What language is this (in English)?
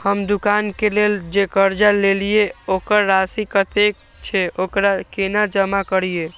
Maithili